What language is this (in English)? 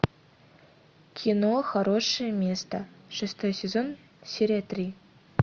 Russian